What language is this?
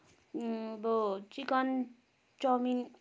Nepali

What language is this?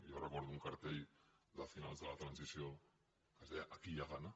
Catalan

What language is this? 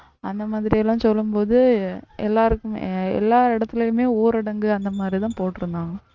Tamil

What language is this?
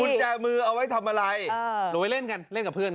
Thai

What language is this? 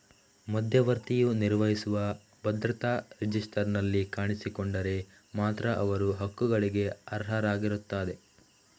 Kannada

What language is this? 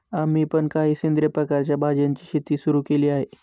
Marathi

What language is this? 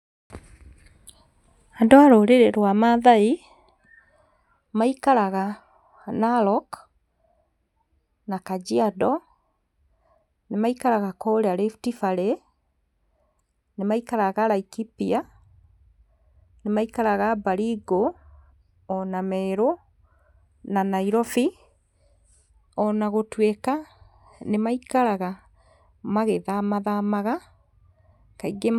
Kikuyu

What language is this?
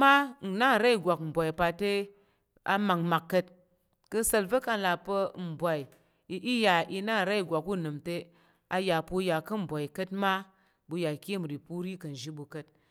Tarok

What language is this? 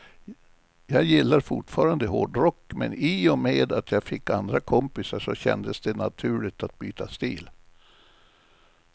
Swedish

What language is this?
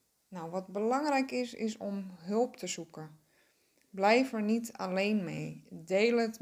Dutch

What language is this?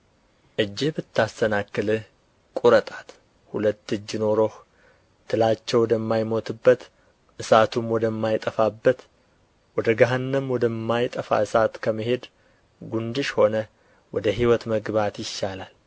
Amharic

